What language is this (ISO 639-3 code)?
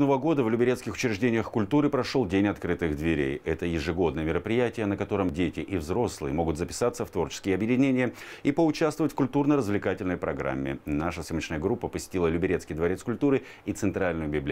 rus